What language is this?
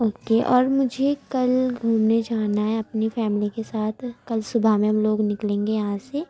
Urdu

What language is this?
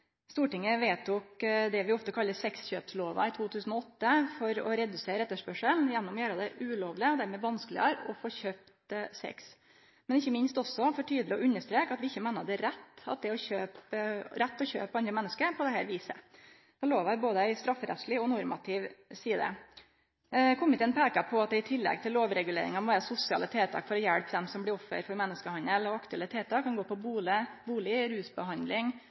Norwegian Nynorsk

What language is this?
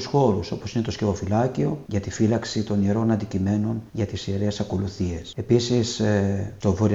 Greek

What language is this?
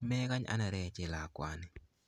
Kalenjin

